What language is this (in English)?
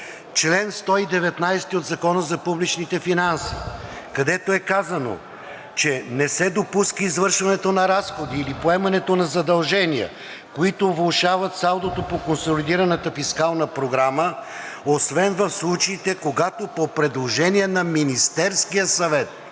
Bulgarian